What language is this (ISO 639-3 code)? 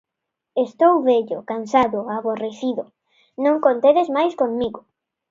glg